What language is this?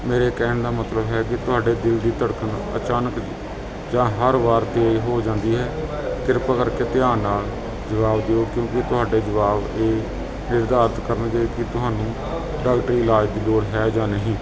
Punjabi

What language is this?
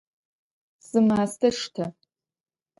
Adyghe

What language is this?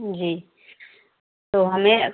Hindi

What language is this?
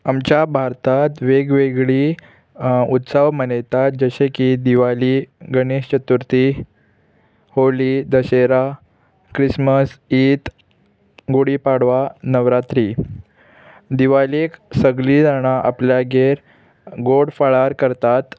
Konkani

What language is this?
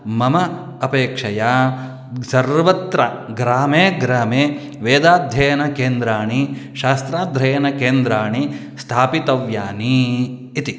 Sanskrit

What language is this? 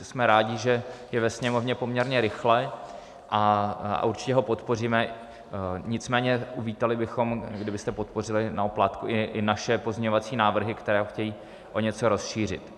Czech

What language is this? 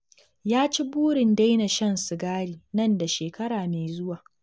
Hausa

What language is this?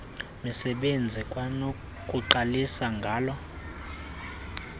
Xhosa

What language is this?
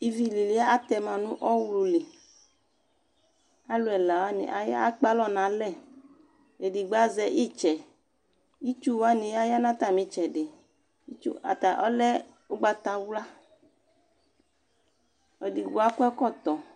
Ikposo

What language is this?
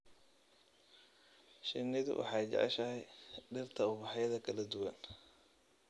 Somali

